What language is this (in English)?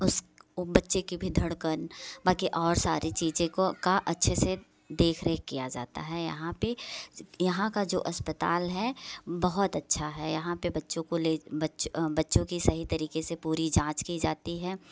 Hindi